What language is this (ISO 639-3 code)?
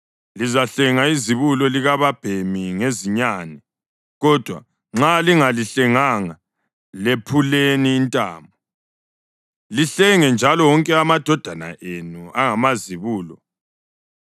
nde